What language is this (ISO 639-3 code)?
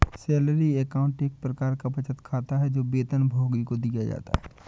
hin